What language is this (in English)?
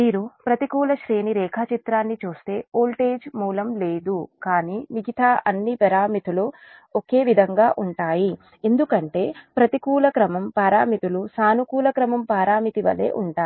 Telugu